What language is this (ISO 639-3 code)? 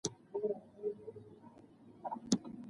pus